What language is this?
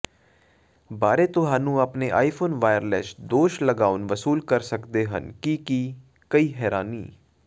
Punjabi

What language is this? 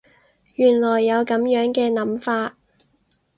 Cantonese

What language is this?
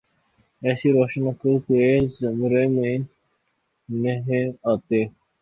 Urdu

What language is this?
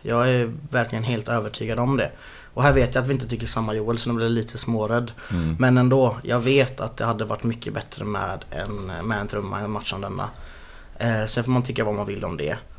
Swedish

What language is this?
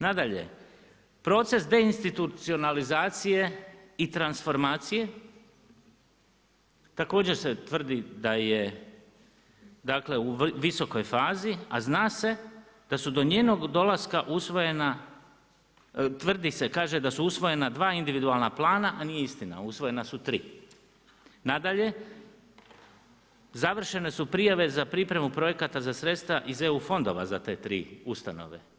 Croatian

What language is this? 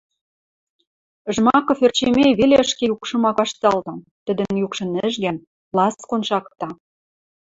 Western Mari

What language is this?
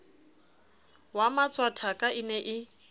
Southern Sotho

